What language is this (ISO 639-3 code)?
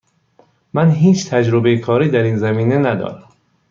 fas